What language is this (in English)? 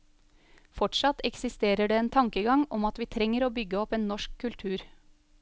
Norwegian